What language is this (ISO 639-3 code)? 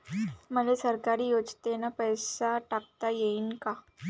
mar